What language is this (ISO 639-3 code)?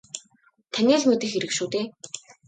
mon